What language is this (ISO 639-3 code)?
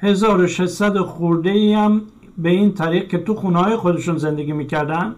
fas